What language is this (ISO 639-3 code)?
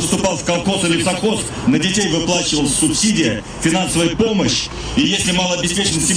rus